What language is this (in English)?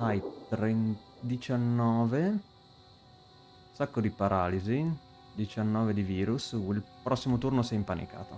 Italian